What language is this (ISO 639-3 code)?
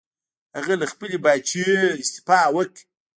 pus